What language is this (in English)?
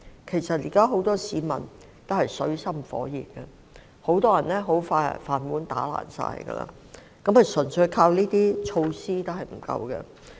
Cantonese